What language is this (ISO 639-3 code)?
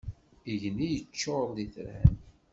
kab